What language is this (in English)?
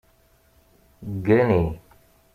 Kabyle